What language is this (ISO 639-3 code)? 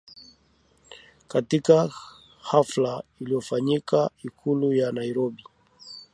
swa